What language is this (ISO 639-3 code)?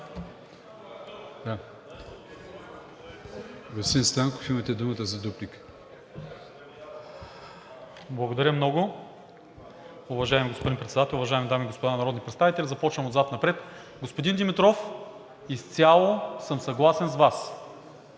bul